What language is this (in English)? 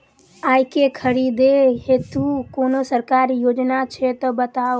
Maithili